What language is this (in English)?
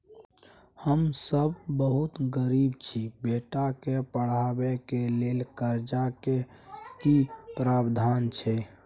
Maithili